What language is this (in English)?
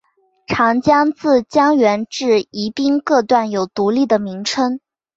Chinese